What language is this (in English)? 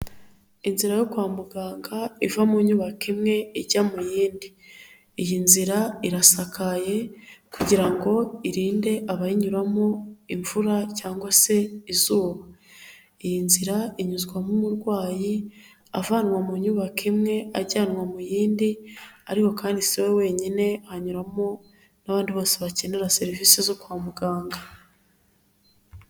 Kinyarwanda